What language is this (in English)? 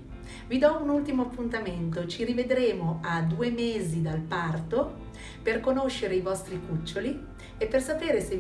Italian